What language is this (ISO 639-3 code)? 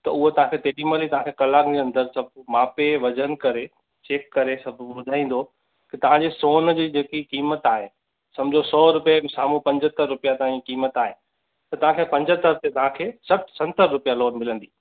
snd